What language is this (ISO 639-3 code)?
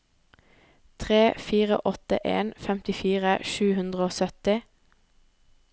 nor